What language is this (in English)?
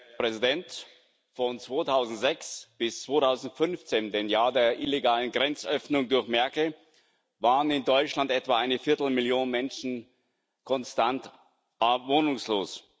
German